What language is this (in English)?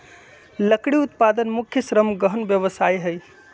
Magahi